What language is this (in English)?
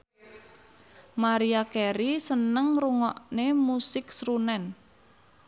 Javanese